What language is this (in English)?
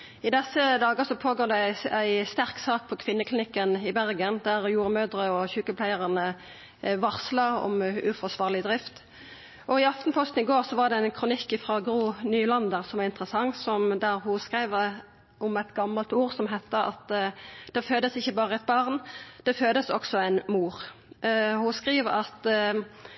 Norwegian Nynorsk